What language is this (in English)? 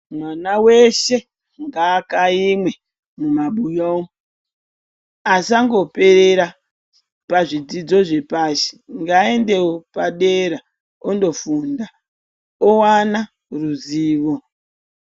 Ndau